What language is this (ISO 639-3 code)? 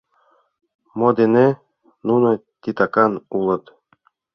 chm